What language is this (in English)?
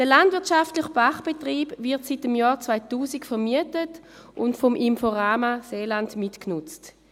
Swiss German